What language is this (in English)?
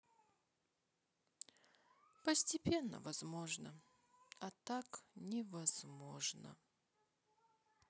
Russian